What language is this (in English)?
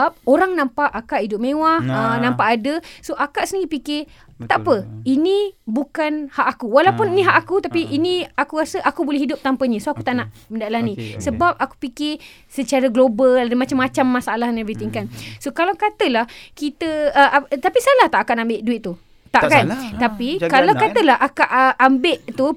Malay